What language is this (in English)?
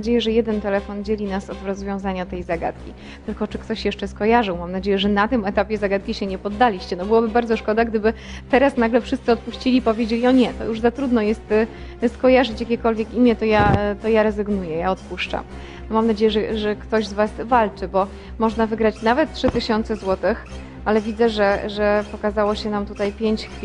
Polish